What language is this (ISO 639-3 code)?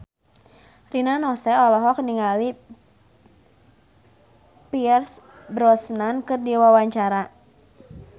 sun